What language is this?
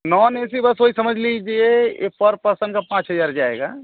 Hindi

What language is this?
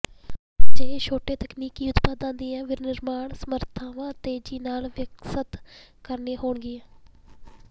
Punjabi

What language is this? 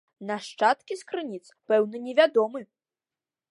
Belarusian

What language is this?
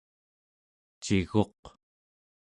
Central Yupik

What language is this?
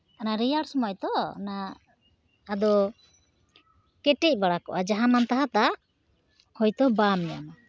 Santali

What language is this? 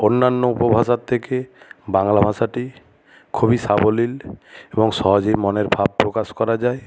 Bangla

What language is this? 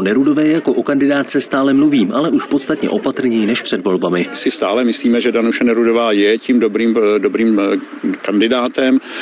Czech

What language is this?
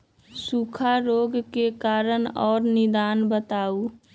Magahi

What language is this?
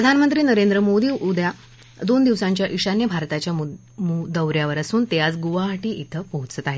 Marathi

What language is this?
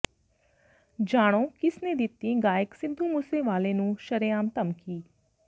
Punjabi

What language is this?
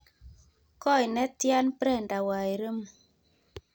Kalenjin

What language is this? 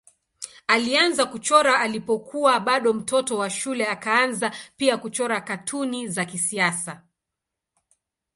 Swahili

